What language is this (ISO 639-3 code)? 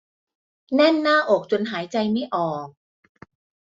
tha